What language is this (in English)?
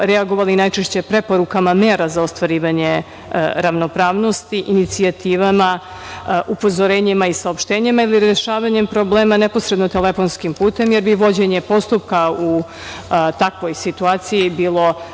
Serbian